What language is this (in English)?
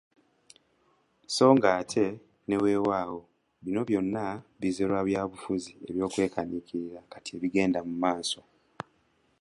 Ganda